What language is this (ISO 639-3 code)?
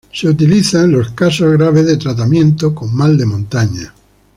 spa